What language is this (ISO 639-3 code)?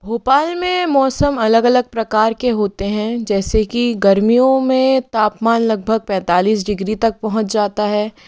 hin